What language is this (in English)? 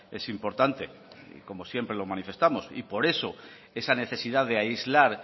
Spanish